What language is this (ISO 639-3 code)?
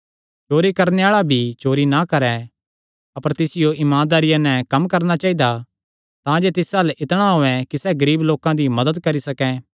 xnr